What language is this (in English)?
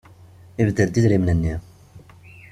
Kabyle